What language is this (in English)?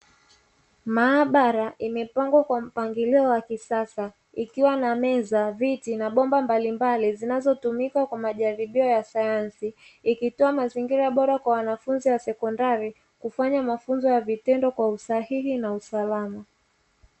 Swahili